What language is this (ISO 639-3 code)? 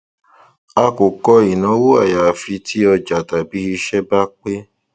yor